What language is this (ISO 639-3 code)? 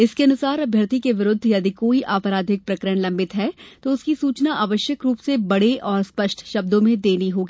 hin